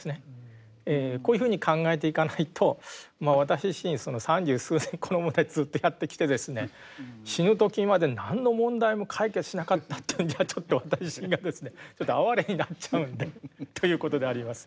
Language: Japanese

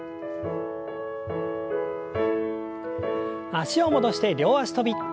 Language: Japanese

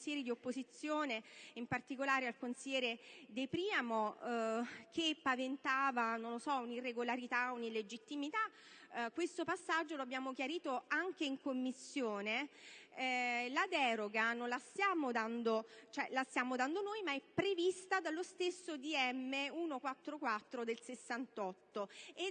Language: Italian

